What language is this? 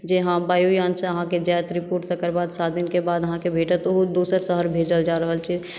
Maithili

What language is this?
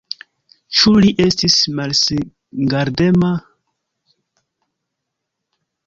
Esperanto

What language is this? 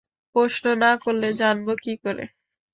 Bangla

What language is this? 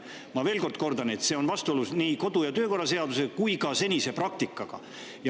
Estonian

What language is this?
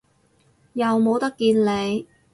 Cantonese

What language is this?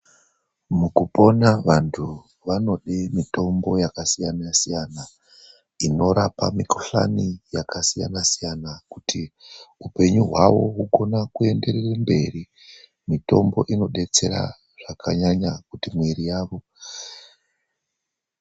Ndau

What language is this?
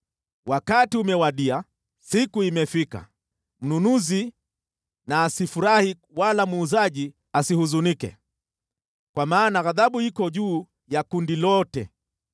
Swahili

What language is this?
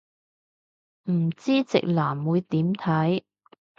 Cantonese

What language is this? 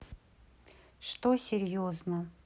Russian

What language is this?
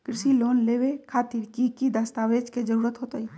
Magahi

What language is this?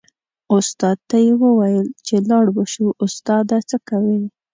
Pashto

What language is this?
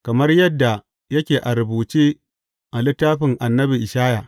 Hausa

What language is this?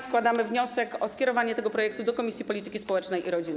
Polish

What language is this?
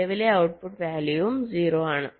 Malayalam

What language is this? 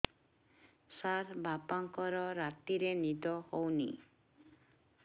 Odia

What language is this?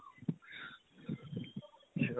Punjabi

